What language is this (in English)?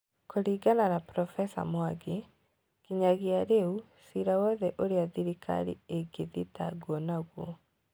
Kikuyu